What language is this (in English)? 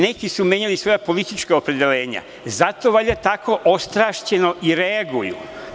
Serbian